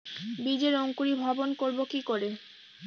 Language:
Bangla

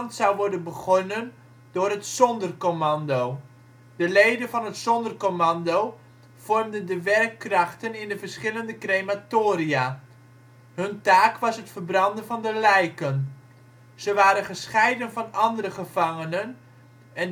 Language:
Dutch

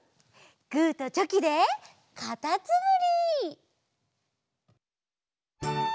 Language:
Japanese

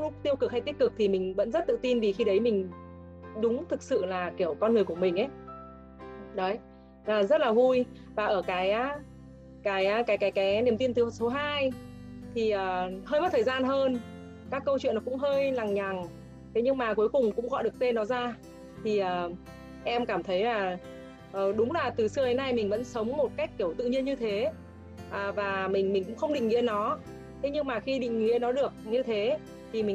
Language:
Vietnamese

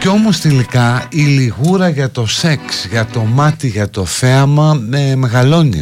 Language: Greek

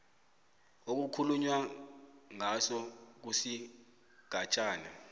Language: South Ndebele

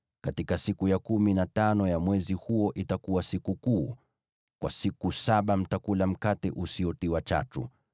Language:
Swahili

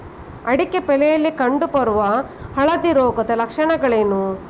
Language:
Kannada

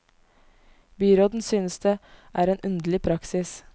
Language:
Norwegian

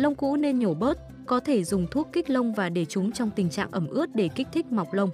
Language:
Vietnamese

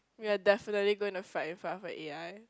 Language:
English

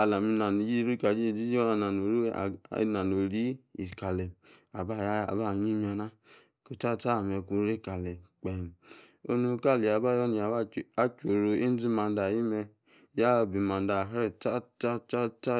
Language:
Yace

